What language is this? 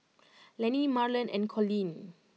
English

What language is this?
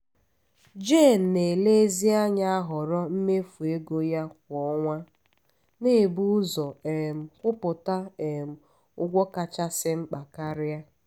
Igbo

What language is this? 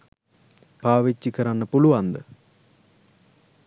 Sinhala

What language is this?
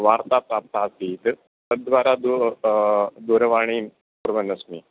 Sanskrit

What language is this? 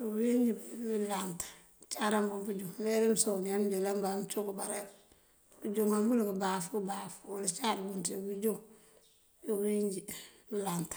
Mandjak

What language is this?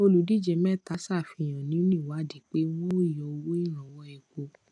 Yoruba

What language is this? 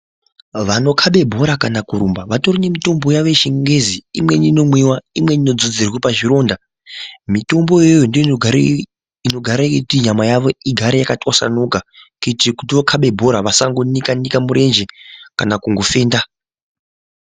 Ndau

